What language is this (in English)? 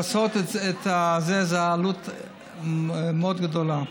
Hebrew